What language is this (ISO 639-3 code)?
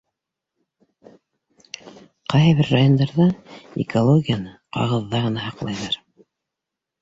bak